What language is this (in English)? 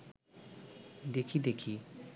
Bangla